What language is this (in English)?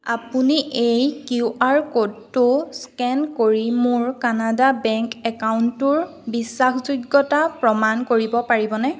Assamese